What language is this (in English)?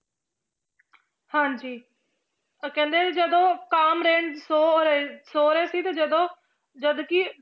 Punjabi